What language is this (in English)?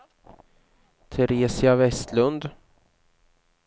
Swedish